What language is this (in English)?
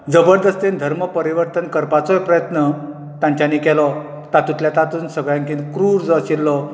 Konkani